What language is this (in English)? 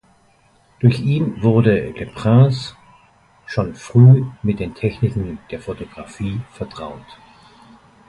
German